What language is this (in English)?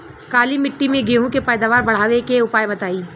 Bhojpuri